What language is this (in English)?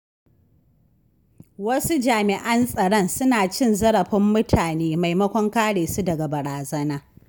Hausa